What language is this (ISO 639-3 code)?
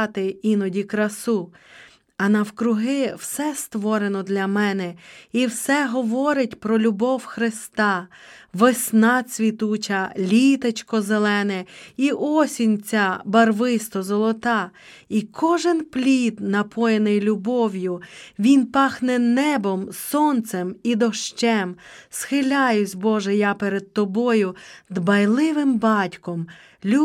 ukr